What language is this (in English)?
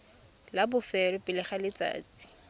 Tswana